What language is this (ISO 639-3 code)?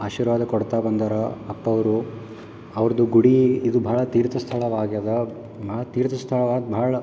kan